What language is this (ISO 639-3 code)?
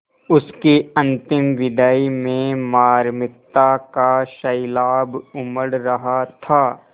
hin